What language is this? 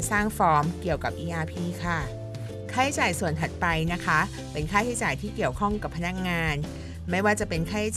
Thai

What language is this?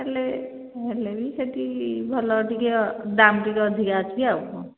Odia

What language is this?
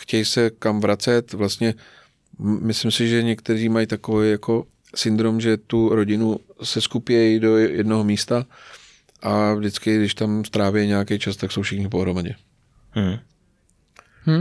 Czech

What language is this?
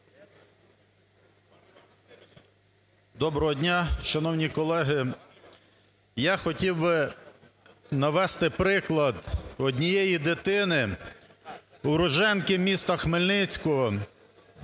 Ukrainian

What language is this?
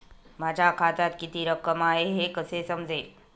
Marathi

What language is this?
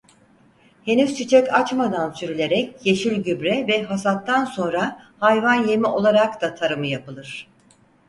Turkish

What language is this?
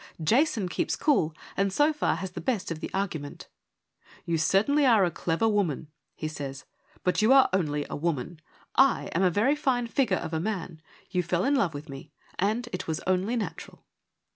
English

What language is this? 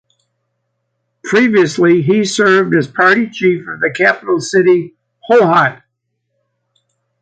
English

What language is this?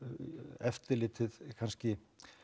Icelandic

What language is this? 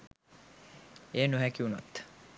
Sinhala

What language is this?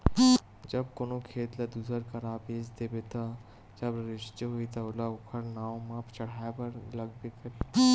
Chhattisgarhi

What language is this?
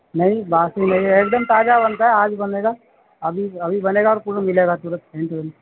Urdu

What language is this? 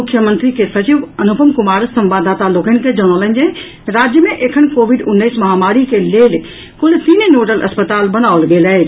Maithili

